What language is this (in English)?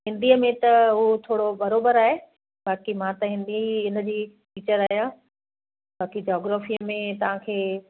Sindhi